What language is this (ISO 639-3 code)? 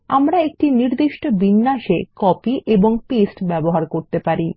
ben